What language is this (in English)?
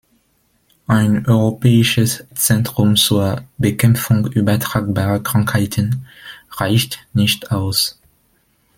German